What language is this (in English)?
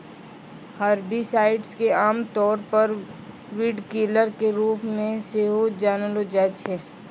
Maithili